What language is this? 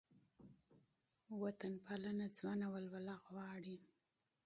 Pashto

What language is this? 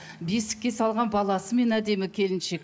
Kazakh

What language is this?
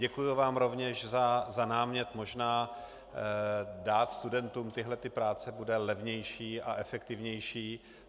Czech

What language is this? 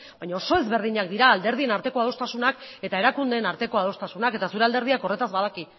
Basque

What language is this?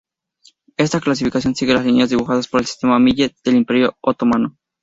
Spanish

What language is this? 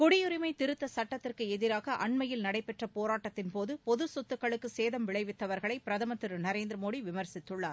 Tamil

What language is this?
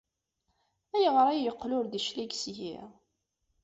Kabyle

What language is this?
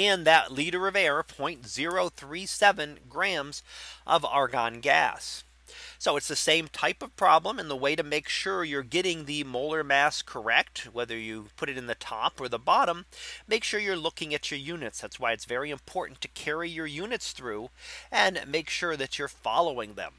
English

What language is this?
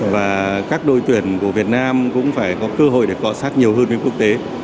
Vietnamese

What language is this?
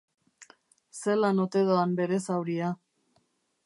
Basque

